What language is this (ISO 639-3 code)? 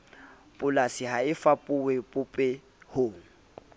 sot